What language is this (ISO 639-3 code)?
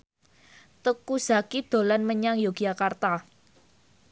jav